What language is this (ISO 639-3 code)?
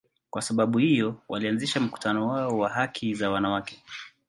swa